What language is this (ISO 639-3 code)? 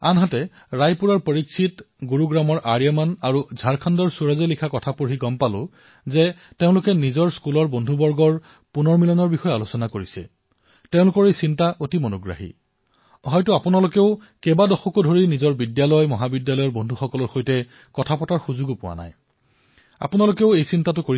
asm